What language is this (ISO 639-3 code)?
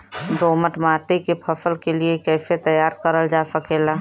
bho